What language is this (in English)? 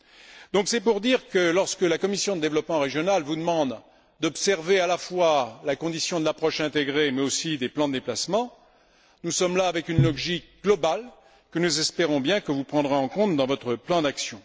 French